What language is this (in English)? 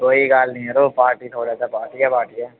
Dogri